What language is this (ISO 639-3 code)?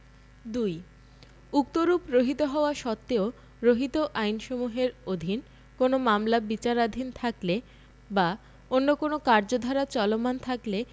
ben